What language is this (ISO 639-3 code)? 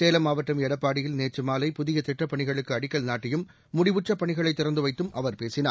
tam